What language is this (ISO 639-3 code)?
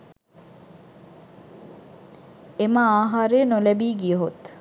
sin